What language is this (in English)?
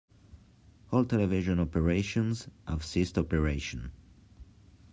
English